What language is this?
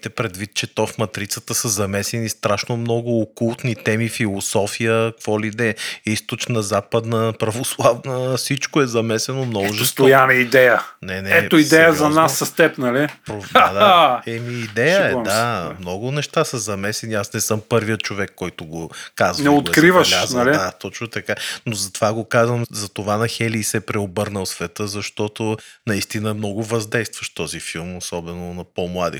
Bulgarian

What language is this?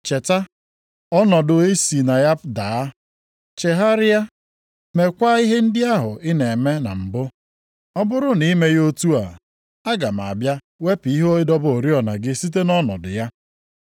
Igbo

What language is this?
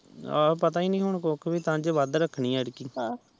Punjabi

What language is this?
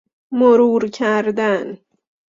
Persian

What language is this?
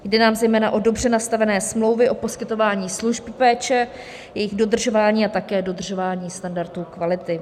Czech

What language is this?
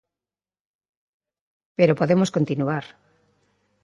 Galician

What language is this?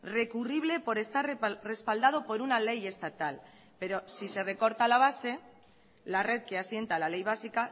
Spanish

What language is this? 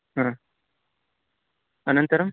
Sanskrit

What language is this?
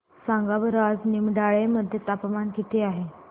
Marathi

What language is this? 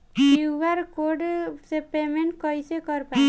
Bhojpuri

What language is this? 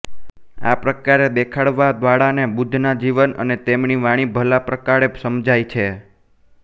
Gujarati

